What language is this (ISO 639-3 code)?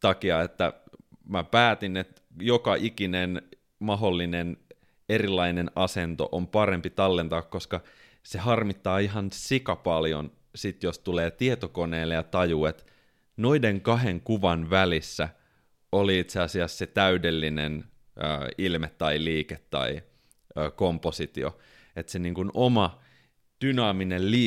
fin